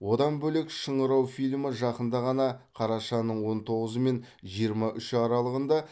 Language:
Kazakh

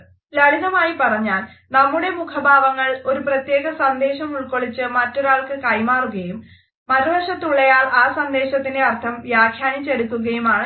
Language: Malayalam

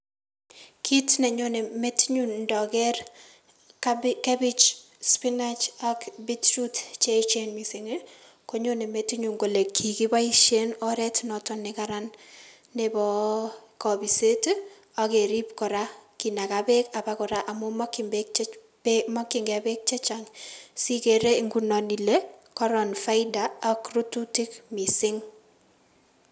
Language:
Kalenjin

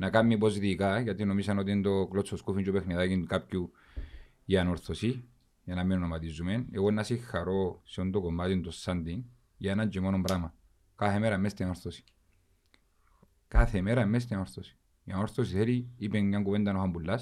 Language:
Greek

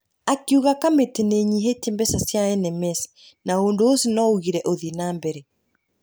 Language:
Kikuyu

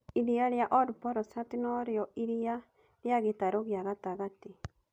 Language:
Kikuyu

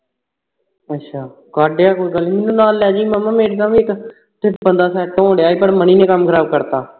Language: Punjabi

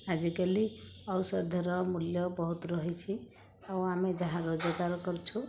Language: Odia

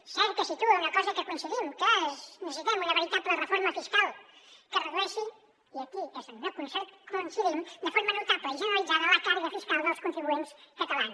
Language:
Catalan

